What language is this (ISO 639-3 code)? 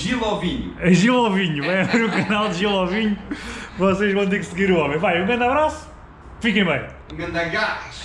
por